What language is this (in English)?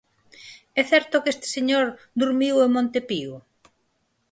Galician